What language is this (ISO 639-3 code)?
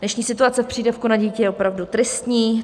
ces